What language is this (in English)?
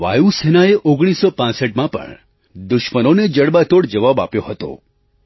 Gujarati